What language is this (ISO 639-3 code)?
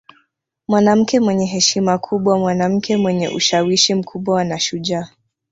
swa